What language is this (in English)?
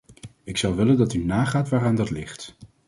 Dutch